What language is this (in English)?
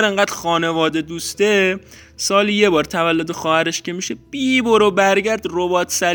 Persian